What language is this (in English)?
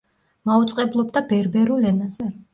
Georgian